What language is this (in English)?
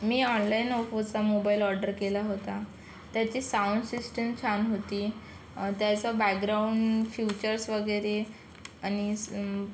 Marathi